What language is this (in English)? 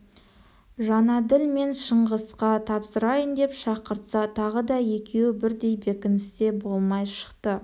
Kazakh